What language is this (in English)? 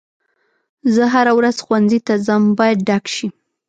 Pashto